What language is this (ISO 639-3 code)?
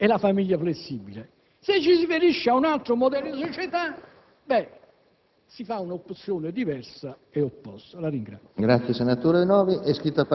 ita